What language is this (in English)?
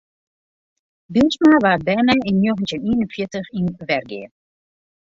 Western Frisian